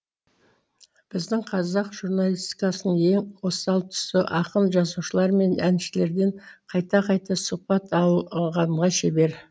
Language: Kazakh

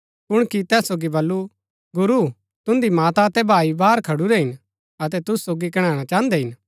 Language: Gaddi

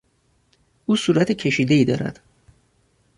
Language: Persian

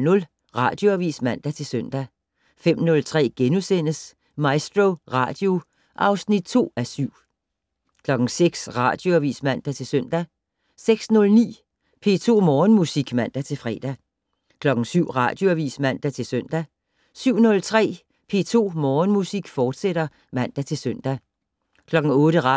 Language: Danish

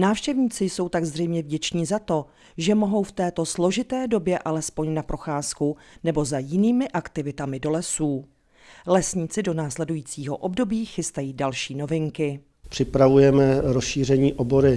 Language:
Czech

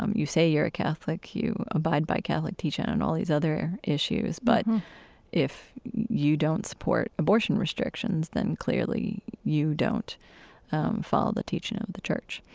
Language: English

